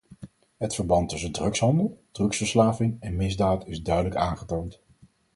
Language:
Dutch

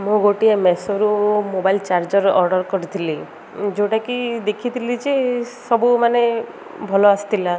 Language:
Odia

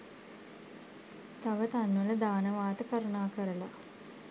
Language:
Sinhala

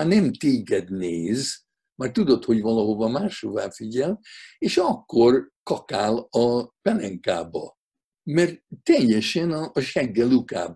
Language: Hungarian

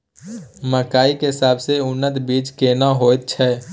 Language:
Maithili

